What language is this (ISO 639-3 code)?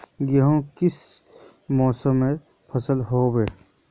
mag